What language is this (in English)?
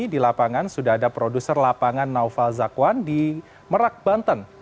Indonesian